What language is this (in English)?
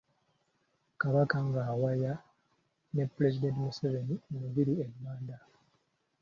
Ganda